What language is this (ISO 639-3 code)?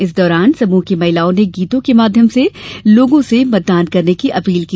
hin